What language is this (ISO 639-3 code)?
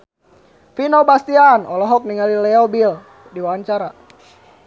sun